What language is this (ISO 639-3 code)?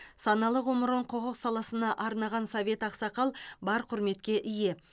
kaz